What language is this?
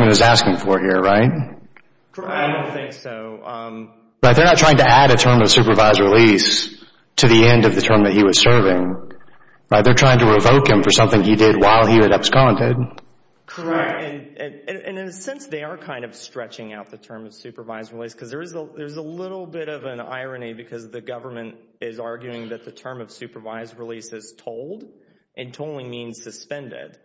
English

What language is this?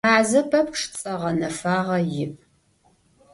Adyghe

